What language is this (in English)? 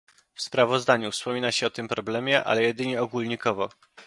Polish